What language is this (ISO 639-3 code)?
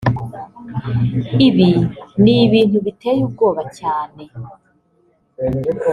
kin